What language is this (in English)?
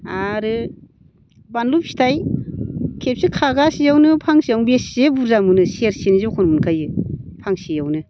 Bodo